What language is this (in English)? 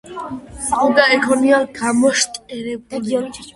Georgian